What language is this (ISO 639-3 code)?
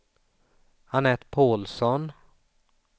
swe